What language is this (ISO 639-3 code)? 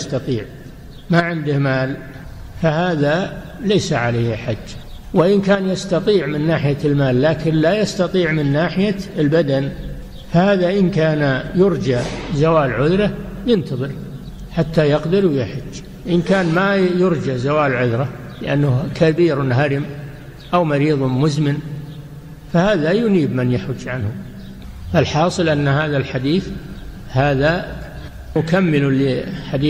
ara